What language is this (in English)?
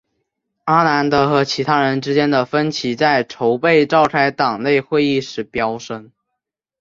Chinese